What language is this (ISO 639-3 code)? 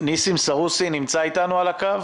heb